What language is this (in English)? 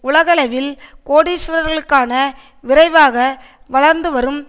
Tamil